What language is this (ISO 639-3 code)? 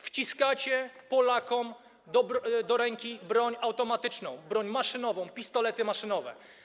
pol